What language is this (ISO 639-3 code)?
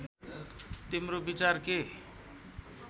nep